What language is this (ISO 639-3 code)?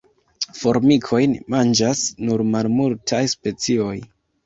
epo